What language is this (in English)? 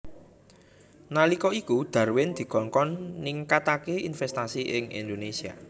Javanese